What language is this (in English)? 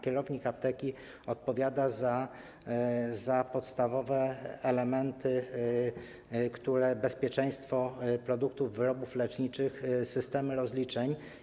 Polish